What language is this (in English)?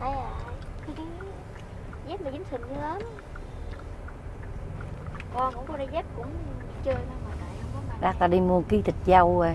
Vietnamese